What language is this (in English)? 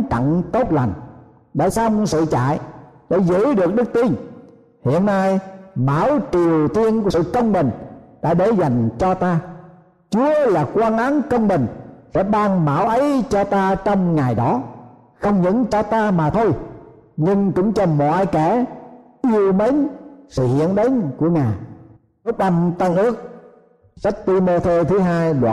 Vietnamese